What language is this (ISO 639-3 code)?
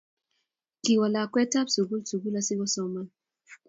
kln